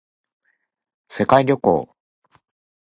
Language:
Japanese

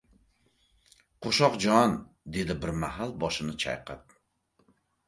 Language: Uzbek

